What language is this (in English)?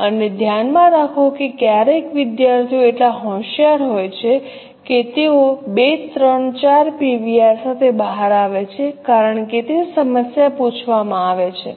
Gujarati